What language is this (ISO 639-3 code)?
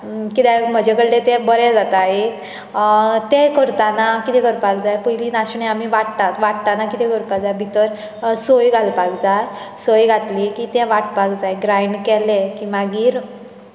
kok